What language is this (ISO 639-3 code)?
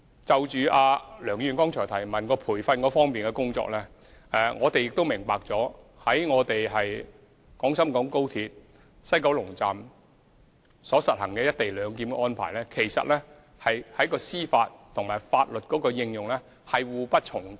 yue